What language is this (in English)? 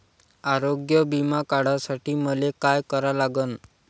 Marathi